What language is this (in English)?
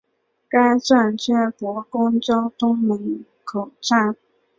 Chinese